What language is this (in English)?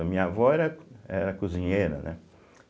Portuguese